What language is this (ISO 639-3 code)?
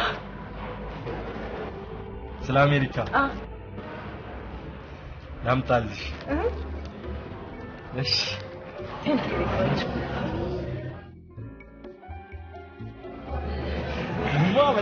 tur